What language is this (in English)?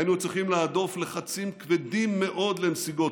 Hebrew